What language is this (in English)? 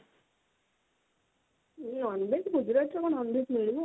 Odia